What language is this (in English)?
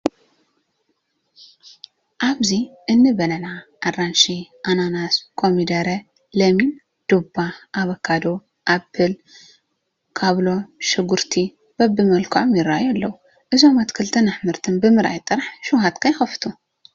Tigrinya